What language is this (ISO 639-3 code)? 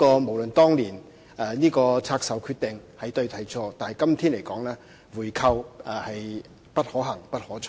yue